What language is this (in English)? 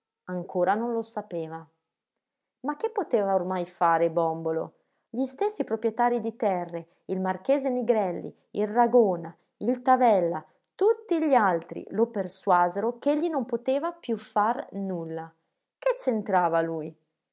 Italian